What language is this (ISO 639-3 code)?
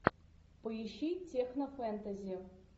rus